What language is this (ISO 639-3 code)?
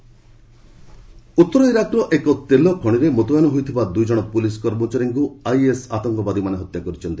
ori